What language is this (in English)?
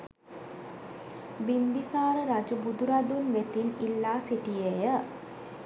Sinhala